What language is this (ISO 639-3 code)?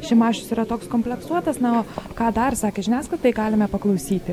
lit